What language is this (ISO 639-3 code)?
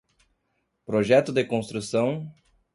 por